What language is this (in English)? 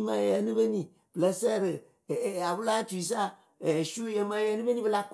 Akebu